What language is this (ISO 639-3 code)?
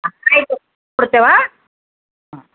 kan